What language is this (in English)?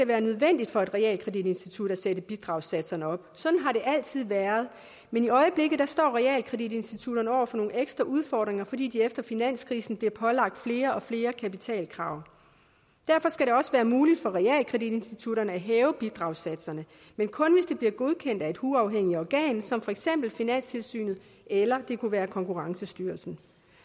Danish